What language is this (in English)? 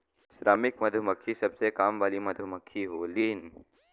Bhojpuri